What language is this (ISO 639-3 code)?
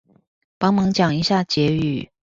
zho